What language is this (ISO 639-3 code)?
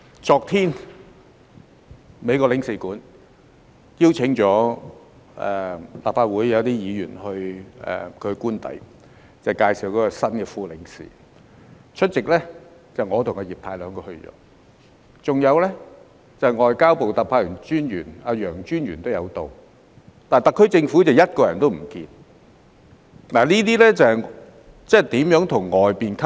yue